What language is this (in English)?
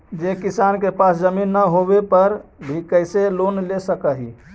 Magahi